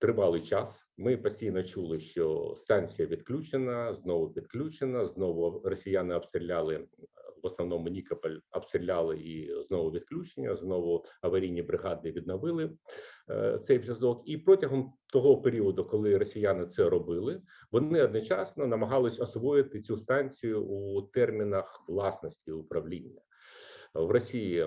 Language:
Ukrainian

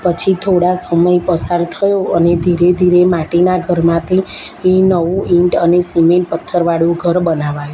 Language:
Gujarati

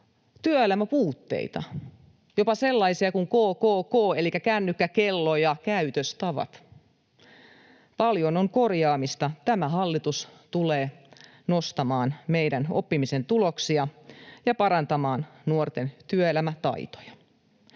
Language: Finnish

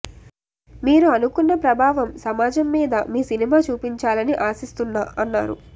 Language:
Telugu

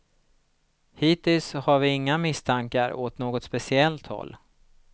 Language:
Swedish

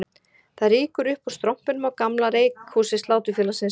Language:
Icelandic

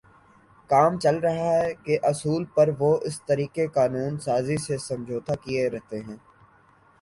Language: Urdu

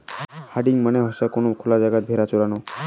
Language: Bangla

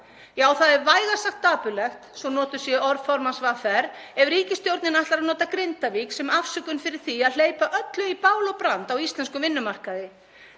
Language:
Icelandic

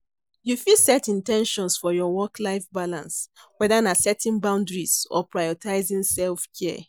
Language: Nigerian Pidgin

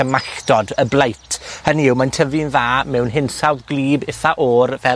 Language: Welsh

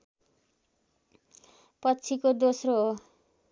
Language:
Nepali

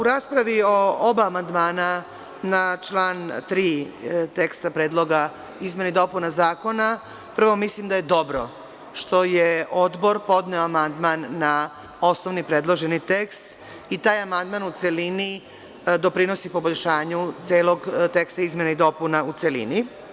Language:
Serbian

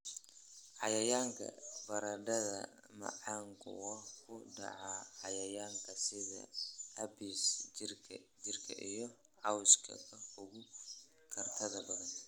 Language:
Somali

